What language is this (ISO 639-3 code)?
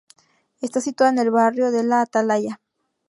spa